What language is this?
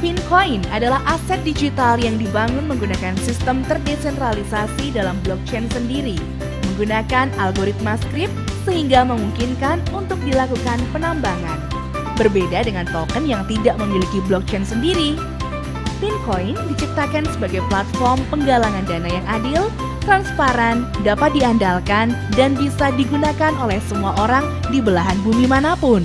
Indonesian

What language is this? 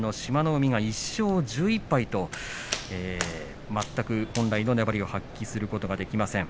Japanese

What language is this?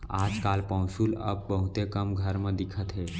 Chhattisgarhi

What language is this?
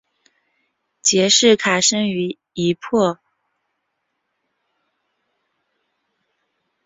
Chinese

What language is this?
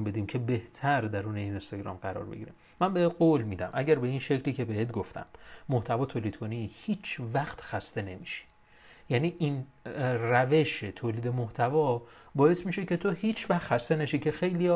Persian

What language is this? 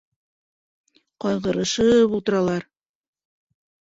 Bashkir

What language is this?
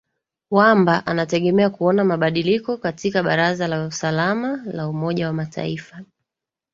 Swahili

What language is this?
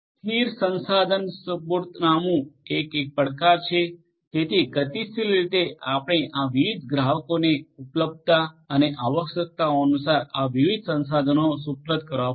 Gujarati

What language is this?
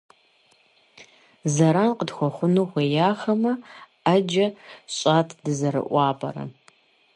Kabardian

